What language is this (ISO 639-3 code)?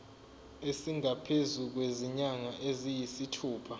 zul